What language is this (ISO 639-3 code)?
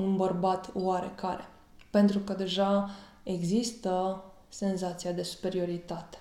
ron